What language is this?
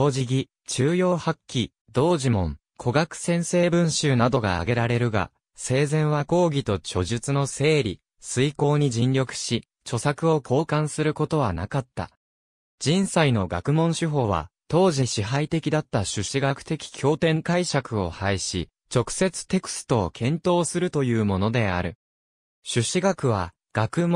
Japanese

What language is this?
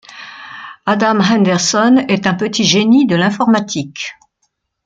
French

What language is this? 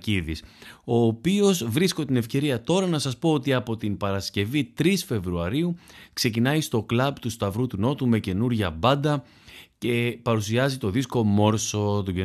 Greek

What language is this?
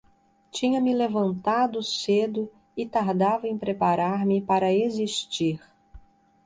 Portuguese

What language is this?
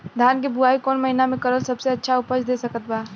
Bhojpuri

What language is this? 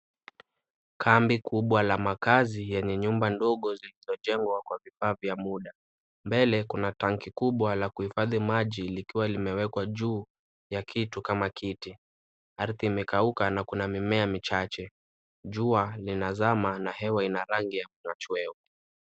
Swahili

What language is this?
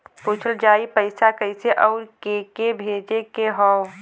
Bhojpuri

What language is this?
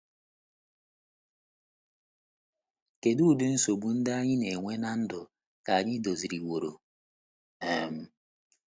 Igbo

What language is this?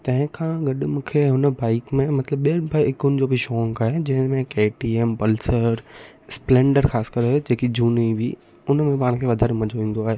Sindhi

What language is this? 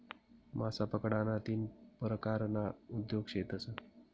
Marathi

